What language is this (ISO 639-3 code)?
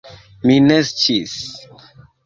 epo